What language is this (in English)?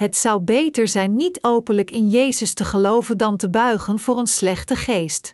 Dutch